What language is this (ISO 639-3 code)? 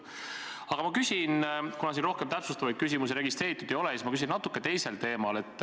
est